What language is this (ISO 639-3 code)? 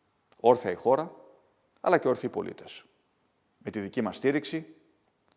ell